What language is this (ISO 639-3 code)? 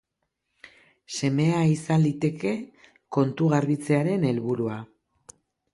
eus